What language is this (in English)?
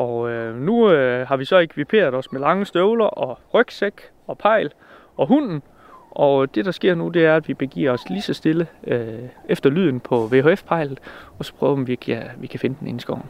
Danish